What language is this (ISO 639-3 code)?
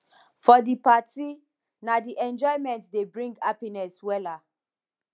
pcm